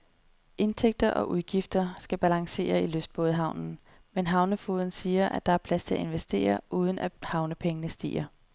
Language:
Danish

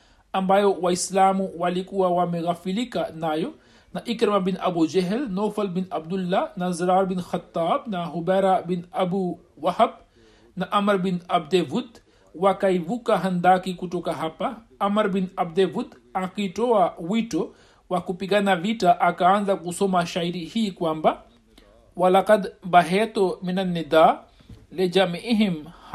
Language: Swahili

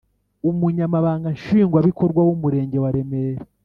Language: Kinyarwanda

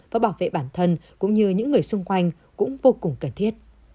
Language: Vietnamese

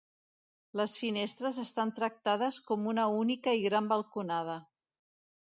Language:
Catalan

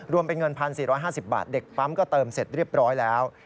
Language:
Thai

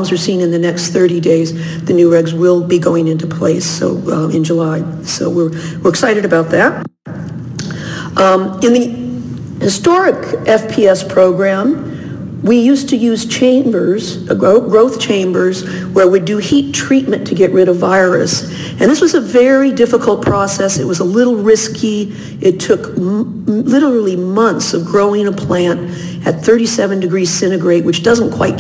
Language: English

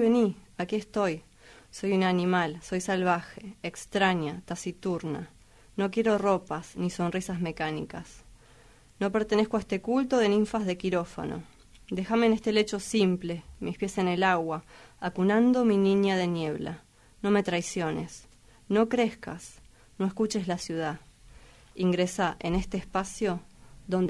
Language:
Spanish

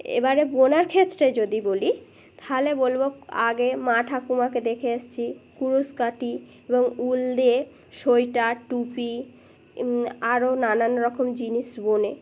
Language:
Bangla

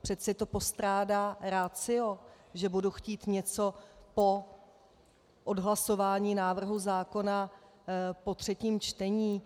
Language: Czech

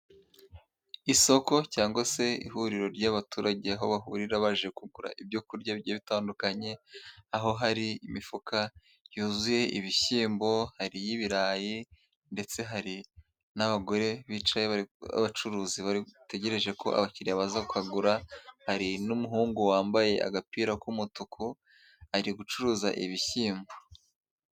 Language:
Kinyarwanda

